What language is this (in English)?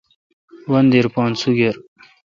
Kalkoti